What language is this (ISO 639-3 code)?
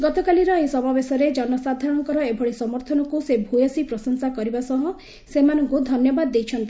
ori